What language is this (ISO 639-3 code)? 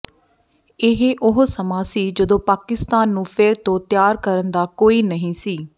pan